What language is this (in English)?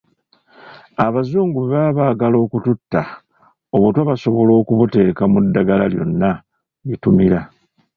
Ganda